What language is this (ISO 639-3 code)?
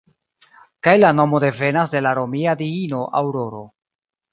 epo